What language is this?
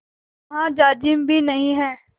Hindi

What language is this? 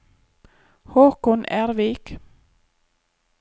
Norwegian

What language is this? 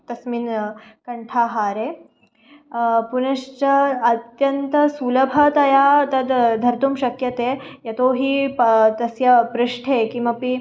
Sanskrit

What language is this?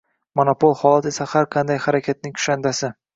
Uzbek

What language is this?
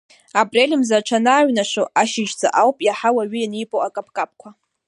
Abkhazian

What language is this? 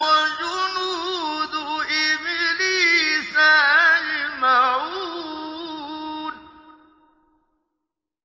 Arabic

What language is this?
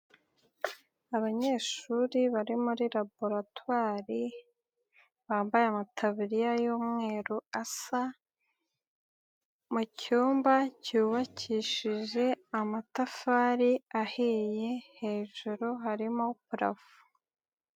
Kinyarwanda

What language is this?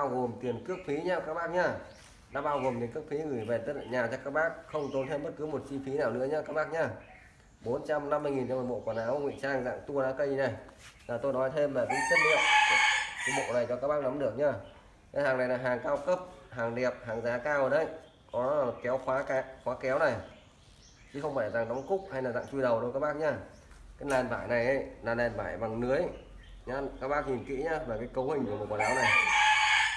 Vietnamese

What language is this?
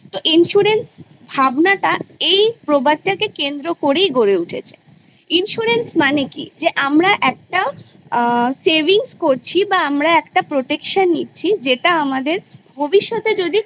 Bangla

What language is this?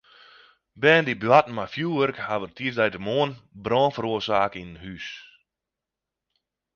Western Frisian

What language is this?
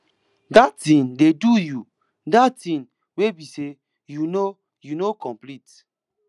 Nigerian Pidgin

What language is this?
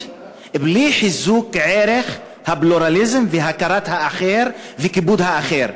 Hebrew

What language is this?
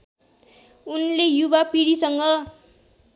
Nepali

